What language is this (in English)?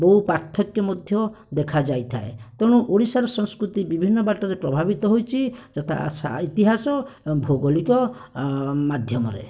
Odia